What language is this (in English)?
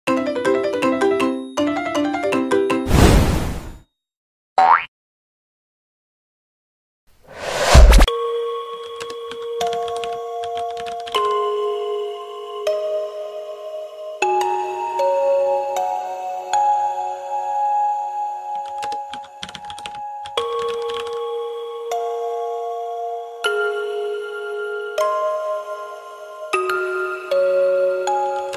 Indonesian